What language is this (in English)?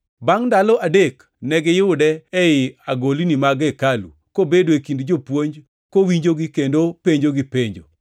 Luo (Kenya and Tanzania)